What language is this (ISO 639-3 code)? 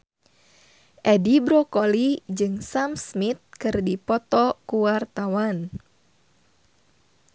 sun